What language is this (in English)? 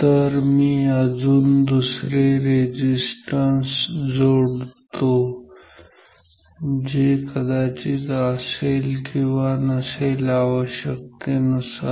Marathi